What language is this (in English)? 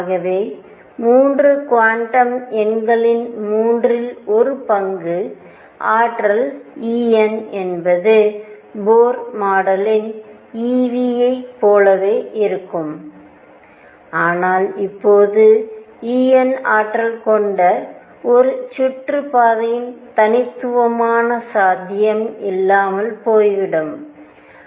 Tamil